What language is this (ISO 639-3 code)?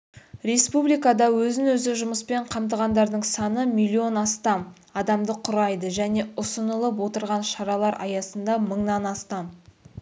kaz